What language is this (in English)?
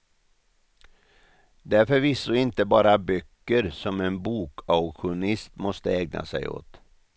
Swedish